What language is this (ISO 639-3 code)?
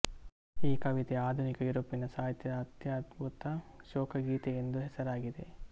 kan